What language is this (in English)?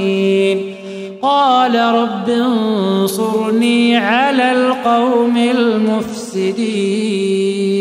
Arabic